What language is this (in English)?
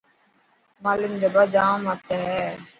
Dhatki